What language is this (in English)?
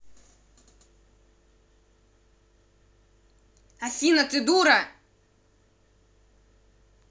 Russian